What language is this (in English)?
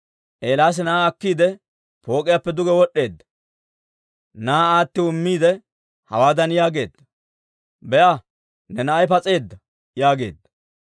Dawro